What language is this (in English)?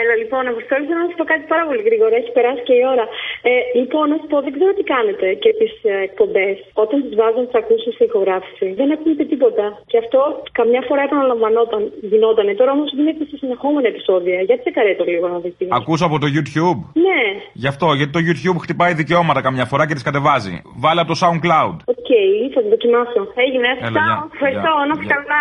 Greek